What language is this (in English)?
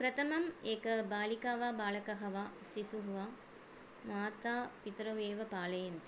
Sanskrit